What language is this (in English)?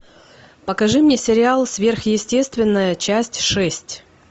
Russian